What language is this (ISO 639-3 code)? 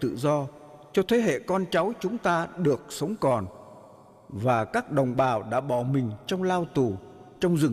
vie